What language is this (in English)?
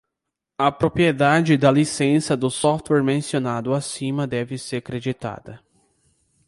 Portuguese